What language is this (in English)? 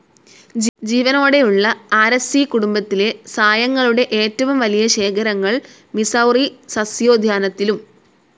Malayalam